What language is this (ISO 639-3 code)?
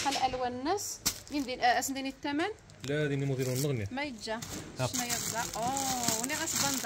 ara